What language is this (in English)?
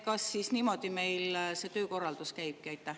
Estonian